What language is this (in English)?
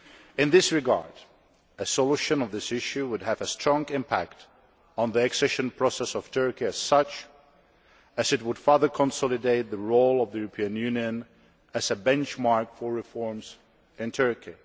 English